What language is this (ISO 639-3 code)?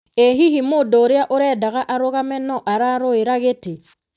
kik